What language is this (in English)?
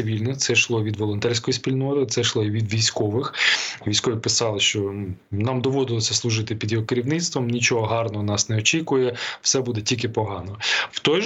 Ukrainian